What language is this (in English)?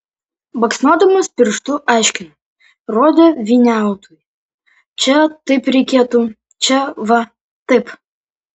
Lithuanian